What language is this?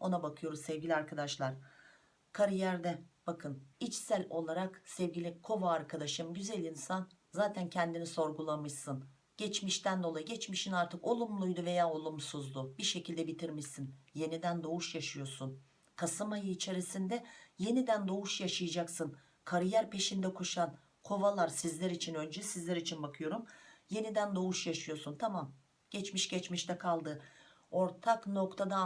Turkish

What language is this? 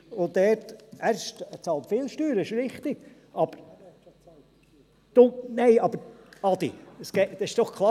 Swiss German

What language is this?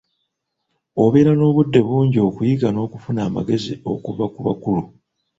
Ganda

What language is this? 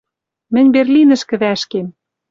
Western Mari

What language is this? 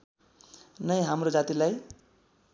Nepali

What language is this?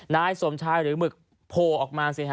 Thai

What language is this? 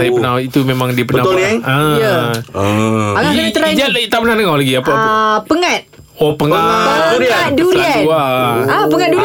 Malay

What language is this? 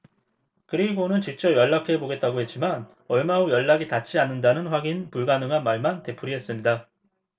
Korean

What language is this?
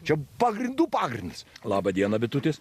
Lithuanian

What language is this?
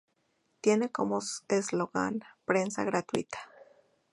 Spanish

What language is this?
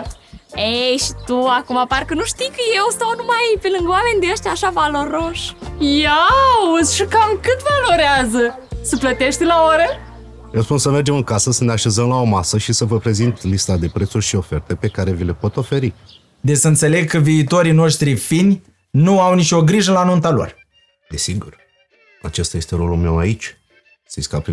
Romanian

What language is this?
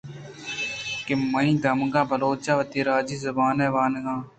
Eastern Balochi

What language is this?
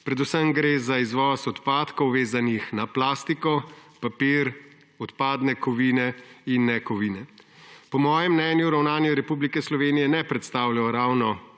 Slovenian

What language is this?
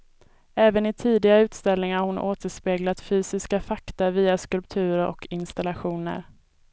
Swedish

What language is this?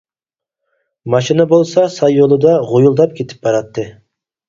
Uyghur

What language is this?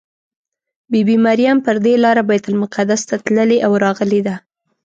Pashto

